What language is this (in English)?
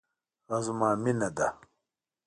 Pashto